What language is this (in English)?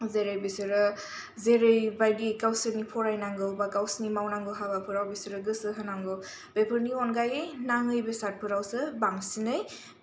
Bodo